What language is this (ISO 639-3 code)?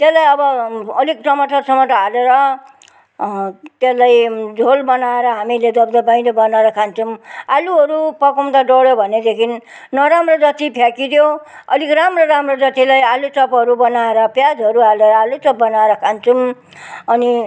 nep